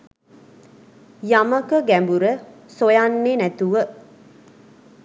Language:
Sinhala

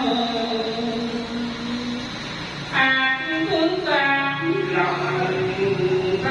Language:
Vietnamese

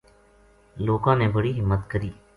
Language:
Gujari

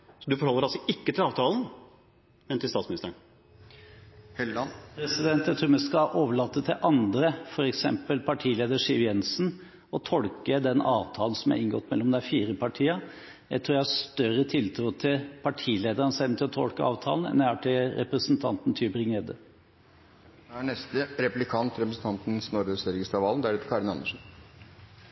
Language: Norwegian Bokmål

